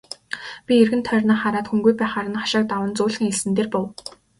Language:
Mongolian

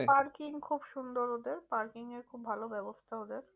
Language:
Bangla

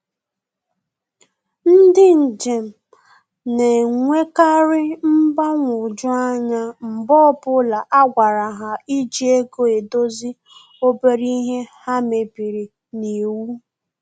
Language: Igbo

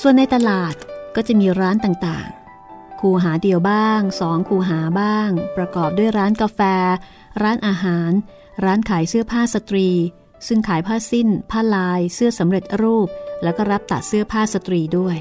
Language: Thai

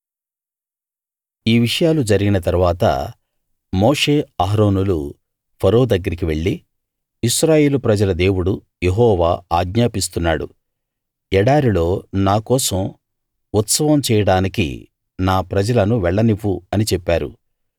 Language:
Telugu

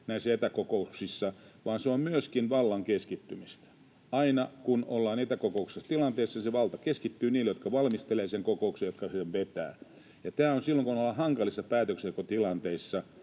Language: Finnish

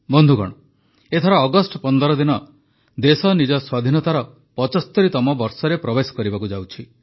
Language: Odia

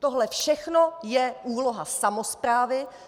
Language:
Czech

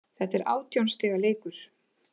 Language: Icelandic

